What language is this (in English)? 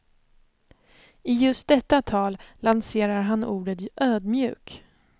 Swedish